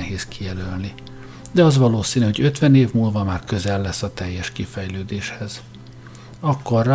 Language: Hungarian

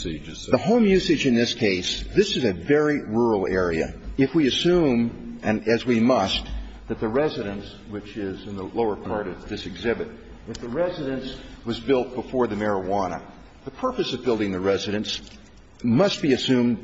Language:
English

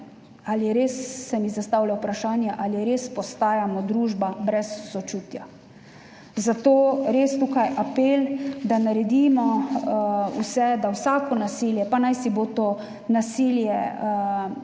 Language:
Slovenian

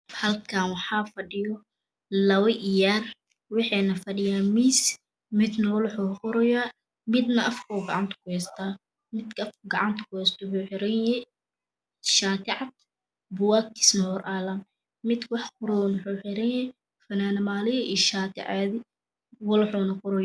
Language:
Somali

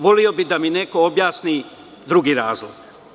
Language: Serbian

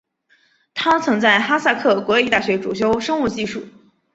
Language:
Chinese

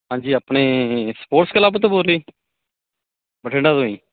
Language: Punjabi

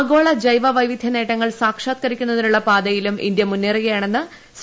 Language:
Malayalam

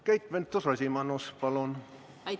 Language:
Estonian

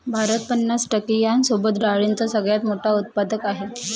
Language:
Marathi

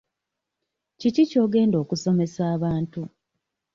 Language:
Ganda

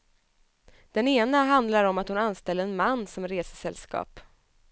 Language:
Swedish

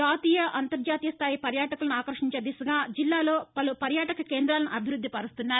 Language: Telugu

